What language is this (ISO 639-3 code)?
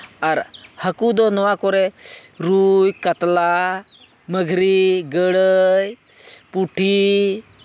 sat